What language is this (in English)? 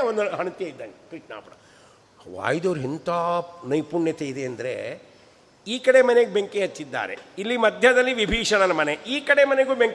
Kannada